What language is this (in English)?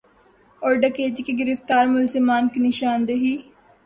Urdu